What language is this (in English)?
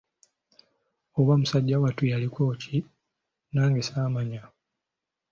Ganda